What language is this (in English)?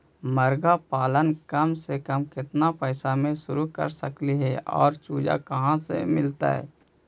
Magahi